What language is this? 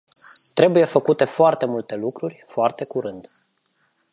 Romanian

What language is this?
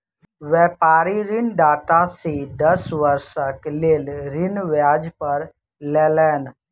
Maithili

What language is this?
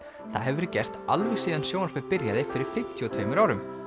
Icelandic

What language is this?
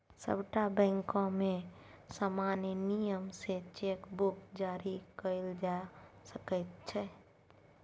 Maithili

